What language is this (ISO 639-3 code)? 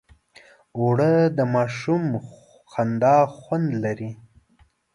pus